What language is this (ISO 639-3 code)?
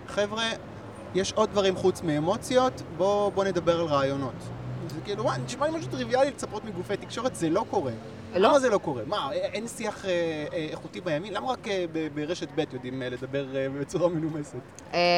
heb